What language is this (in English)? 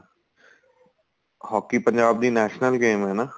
Punjabi